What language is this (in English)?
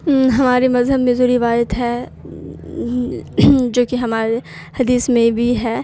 Urdu